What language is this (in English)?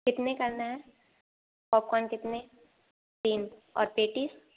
Hindi